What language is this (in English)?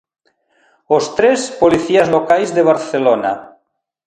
Galician